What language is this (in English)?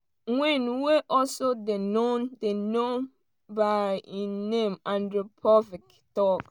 Nigerian Pidgin